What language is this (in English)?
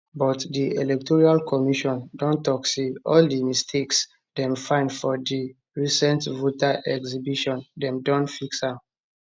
Nigerian Pidgin